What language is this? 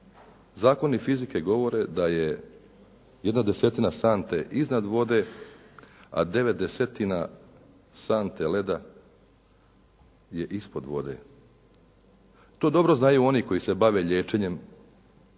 Croatian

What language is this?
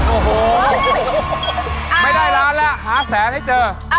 Thai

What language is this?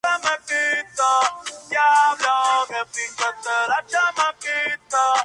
Spanish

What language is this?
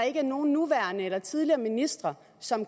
Danish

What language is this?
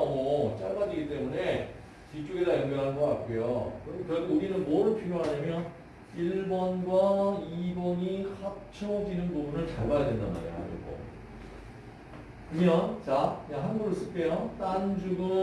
Korean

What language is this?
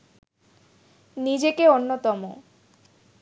Bangla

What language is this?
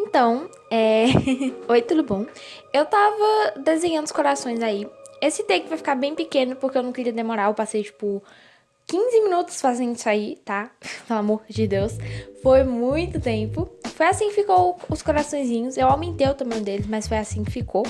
Portuguese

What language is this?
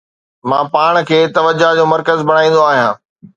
Sindhi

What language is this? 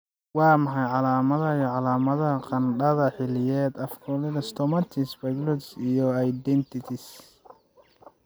Somali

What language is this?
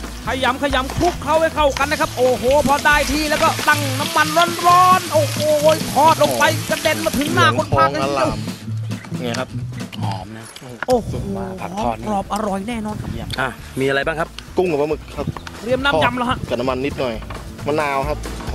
Thai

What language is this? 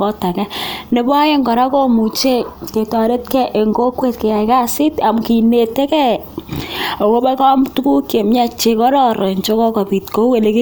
Kalenjin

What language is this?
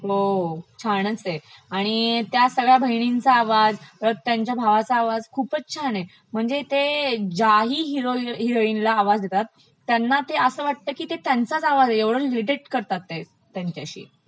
Marathi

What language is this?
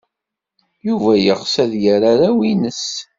Kabyle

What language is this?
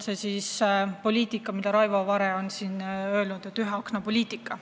Estonian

